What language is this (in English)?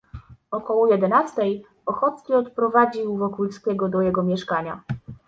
Polish